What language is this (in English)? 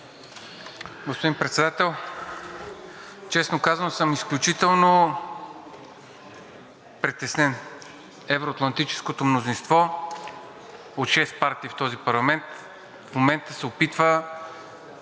Bulgarian